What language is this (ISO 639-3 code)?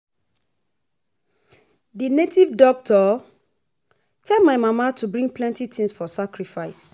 pcm